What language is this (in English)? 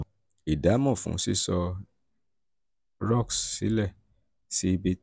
Yoruba